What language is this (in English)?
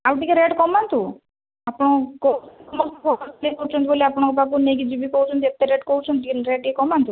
Odia